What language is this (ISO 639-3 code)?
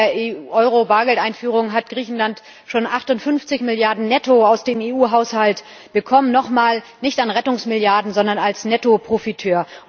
deu